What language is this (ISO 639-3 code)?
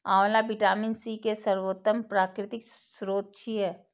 mai